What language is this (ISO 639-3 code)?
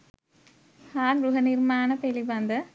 sin